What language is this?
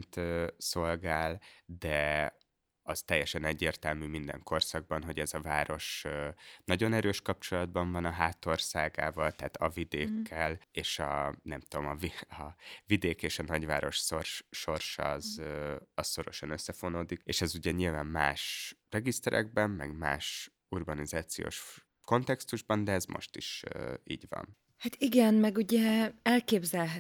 Hungarian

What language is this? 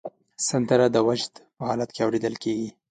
Pashto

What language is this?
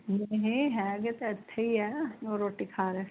Punjabi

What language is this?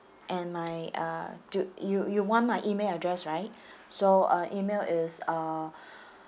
English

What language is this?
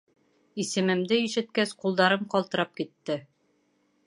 Bashkir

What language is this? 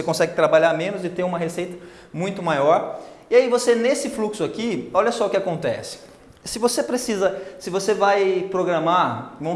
Portuguese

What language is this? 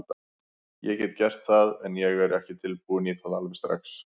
Icelandic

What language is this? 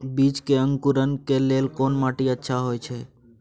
Maithili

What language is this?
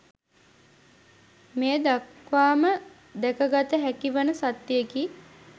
Sinhala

